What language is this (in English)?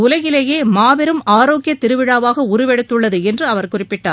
Tamil